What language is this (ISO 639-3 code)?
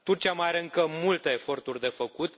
ron